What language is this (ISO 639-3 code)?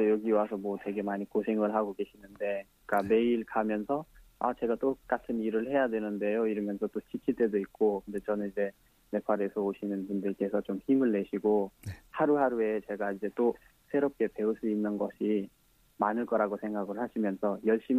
kor